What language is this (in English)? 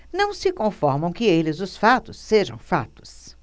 Portuguese